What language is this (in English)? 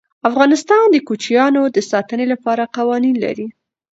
Pashto